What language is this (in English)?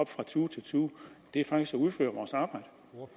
Danish